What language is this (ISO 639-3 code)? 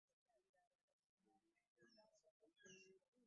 lug